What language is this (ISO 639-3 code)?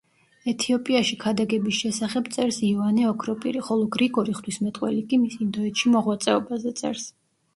kat